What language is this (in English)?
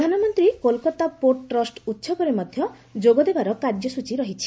Odia